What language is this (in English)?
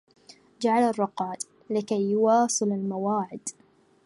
Arabic